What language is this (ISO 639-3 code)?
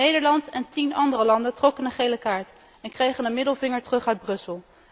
nld